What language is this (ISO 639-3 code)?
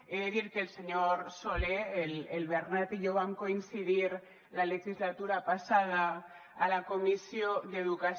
cat